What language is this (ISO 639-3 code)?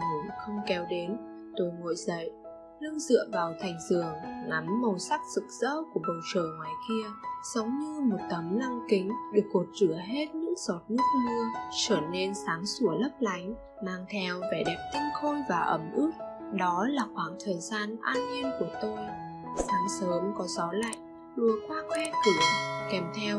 vie